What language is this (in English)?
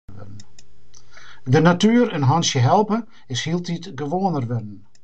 Western Frisian